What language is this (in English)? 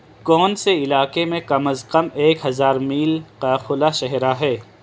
Urdu